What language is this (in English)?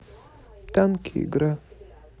Russian